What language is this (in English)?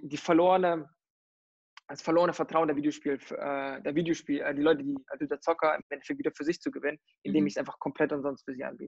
German